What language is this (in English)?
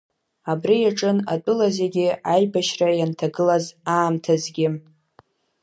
Abkhazian